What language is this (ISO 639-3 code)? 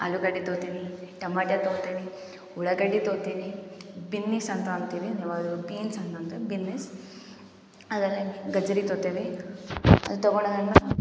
kan